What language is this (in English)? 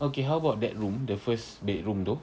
English